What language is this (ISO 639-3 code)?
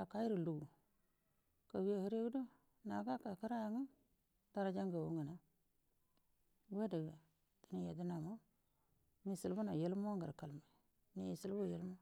bdm